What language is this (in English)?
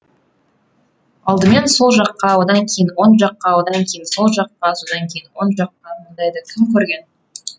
Kazakh